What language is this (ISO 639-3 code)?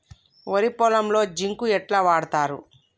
tel